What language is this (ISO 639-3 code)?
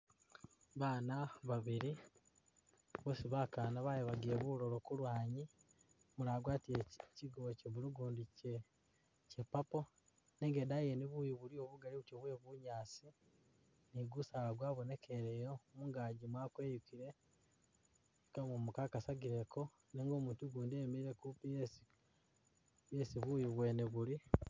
myx